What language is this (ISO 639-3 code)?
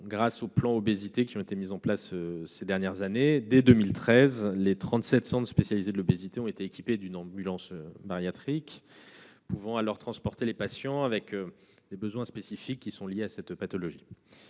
fra